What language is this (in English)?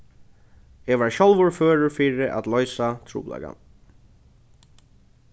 Faroese